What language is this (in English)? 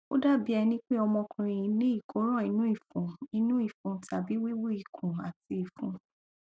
Yoruba